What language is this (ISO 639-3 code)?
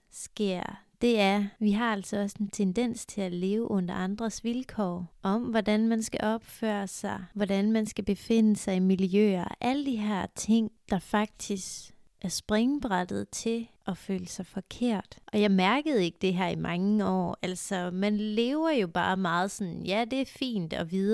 dan